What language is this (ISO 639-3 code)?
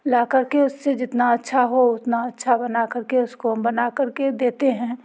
hin